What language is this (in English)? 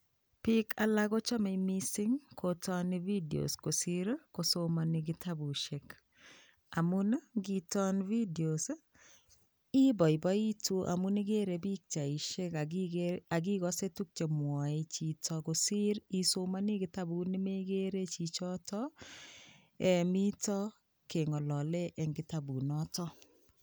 Kalenjin